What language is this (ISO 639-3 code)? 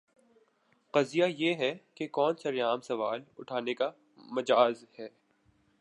urd